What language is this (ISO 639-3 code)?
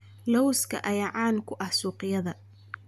som